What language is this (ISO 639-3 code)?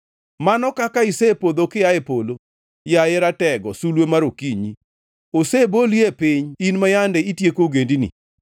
luo